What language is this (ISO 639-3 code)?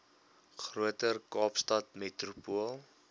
afr